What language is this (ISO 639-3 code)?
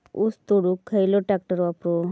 mar